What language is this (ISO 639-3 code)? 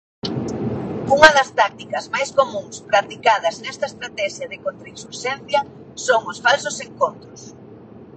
glg